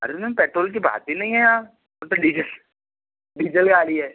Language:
Hindi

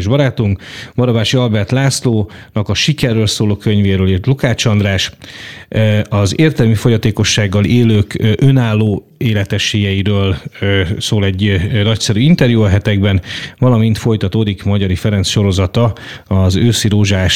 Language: Hungarian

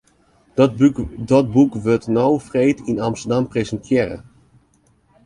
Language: Western Frisian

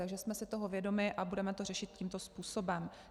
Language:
Czech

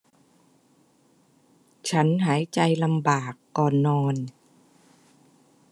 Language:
Thai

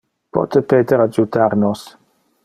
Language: Interlingua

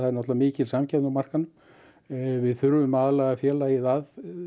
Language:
Icelandic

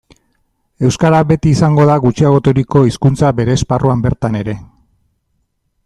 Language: Basque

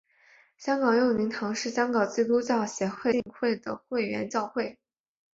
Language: Chinese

